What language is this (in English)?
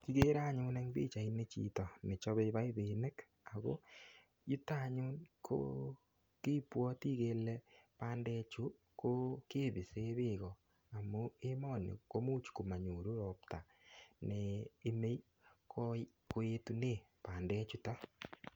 Kalenjin